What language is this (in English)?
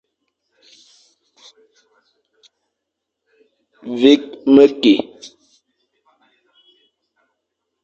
Fang